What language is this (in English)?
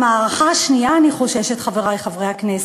Hebrew